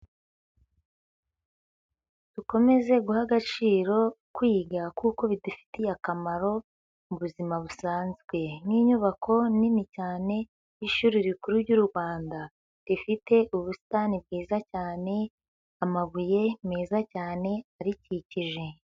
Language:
Kinyarwanda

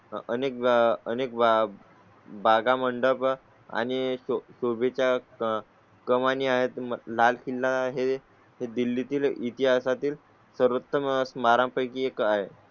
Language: Marathi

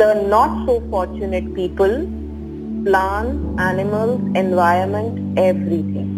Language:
Hindi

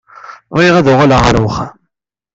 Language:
Kabyle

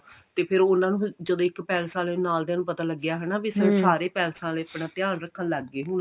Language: Punjabi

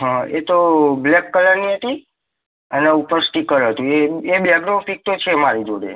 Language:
Gujarati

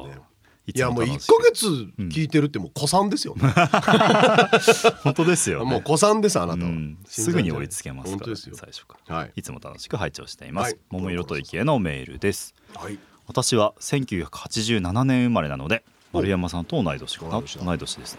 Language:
Japanese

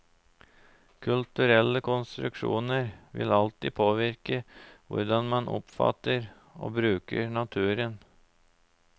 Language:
Norwegian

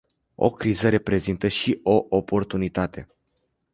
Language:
Romanian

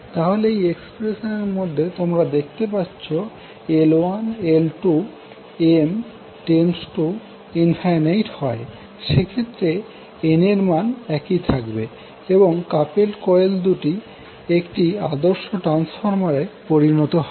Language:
Bangla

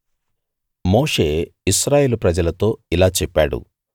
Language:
Telugu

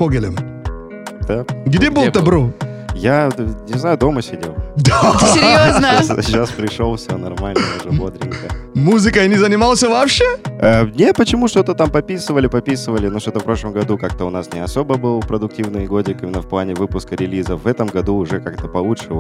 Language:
Russian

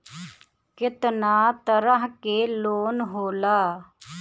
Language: Bhojpuri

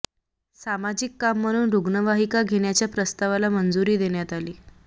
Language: Marathi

